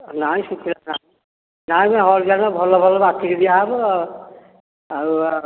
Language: Odia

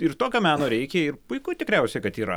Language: Lithuanian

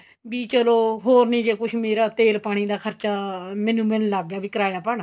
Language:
Punjabi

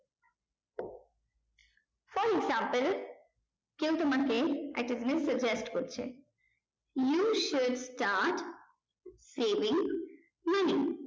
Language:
Bangla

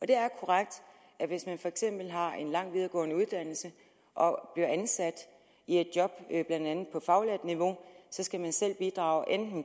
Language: Danish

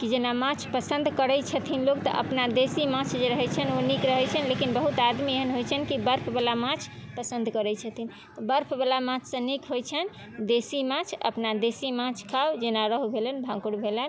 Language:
Maithili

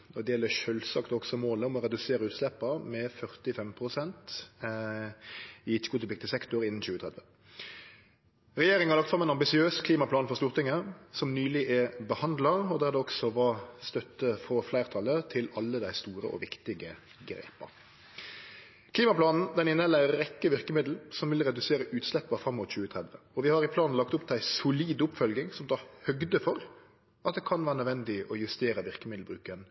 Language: Norwegian Nynorsk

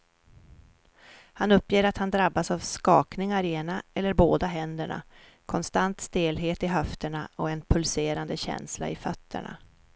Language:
Swedish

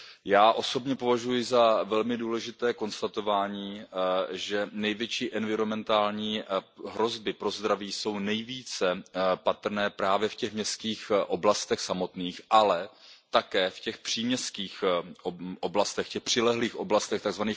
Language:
Czech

